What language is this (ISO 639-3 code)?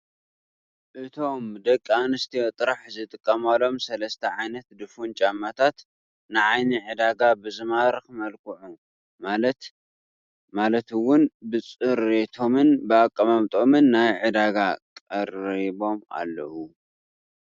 tir